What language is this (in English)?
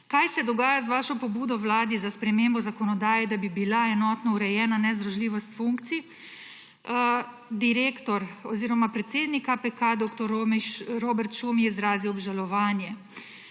Slovenian